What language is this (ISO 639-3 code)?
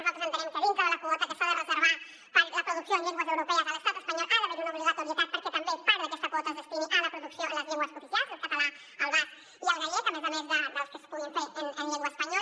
cat